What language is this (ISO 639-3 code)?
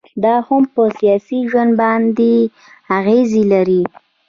pus